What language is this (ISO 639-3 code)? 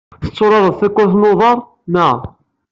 kab